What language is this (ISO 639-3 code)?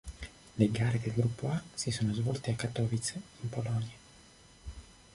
ita